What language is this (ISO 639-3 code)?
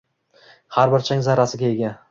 uzb